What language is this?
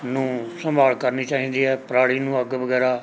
Punjabi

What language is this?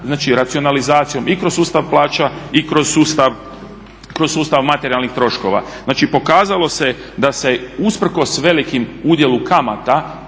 Croatian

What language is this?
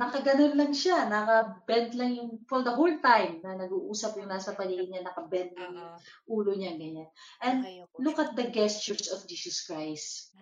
Filipino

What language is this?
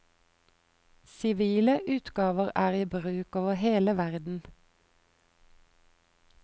Norwegian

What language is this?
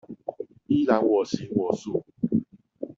Chinese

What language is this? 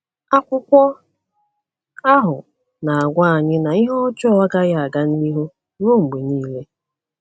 Igbo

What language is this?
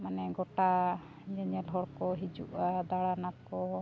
Santali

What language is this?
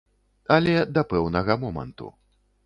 Belarusian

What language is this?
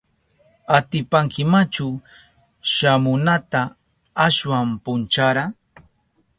Southern Pastaza Quechua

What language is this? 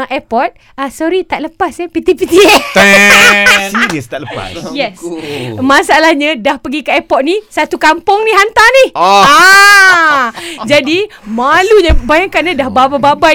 Malay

